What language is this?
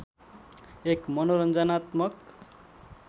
Nepali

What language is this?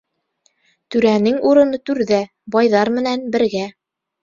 Bashkir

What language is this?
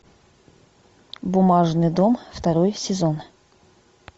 Russian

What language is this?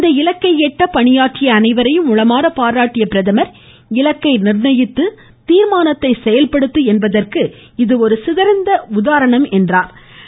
Tamil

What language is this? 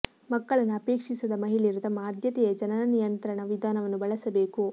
Kannada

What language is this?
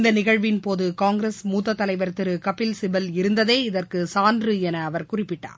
Tamil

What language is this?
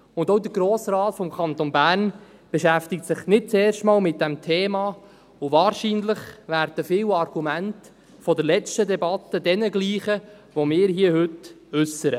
Swiss German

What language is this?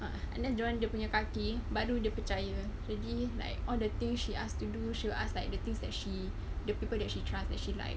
English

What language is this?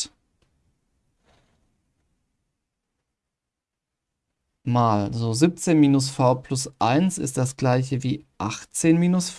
German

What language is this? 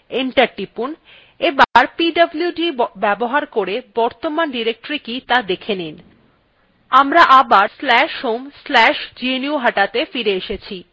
Bangla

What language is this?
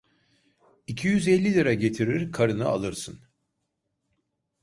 Turkish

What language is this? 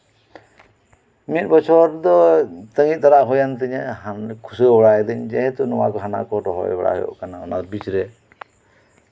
Santali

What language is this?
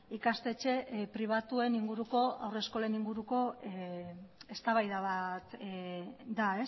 Basque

